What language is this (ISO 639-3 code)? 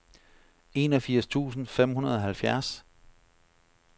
dan